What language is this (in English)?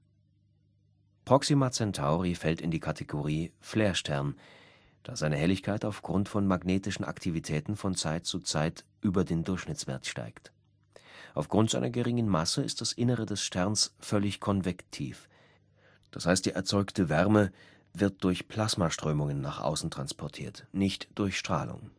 German